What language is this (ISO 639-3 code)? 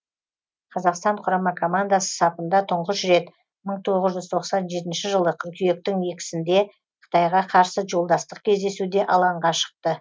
kaz